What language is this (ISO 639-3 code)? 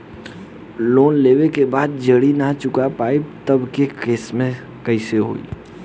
bho